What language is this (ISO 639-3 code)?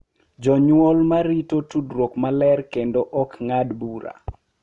luo